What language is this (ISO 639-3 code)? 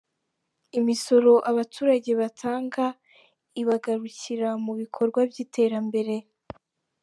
kin